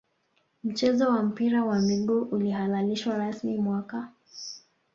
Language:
Swahili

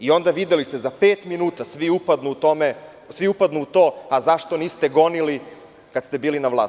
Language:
Serbian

